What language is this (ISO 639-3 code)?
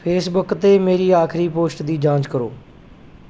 pan